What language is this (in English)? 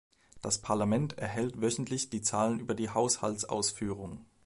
German